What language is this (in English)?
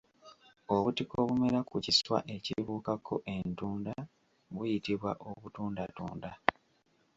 Ganda